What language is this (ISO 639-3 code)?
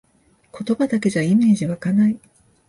jpn